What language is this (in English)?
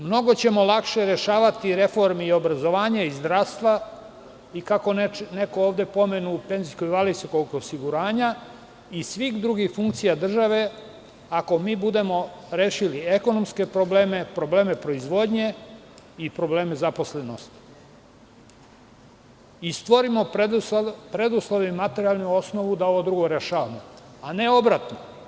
Serbian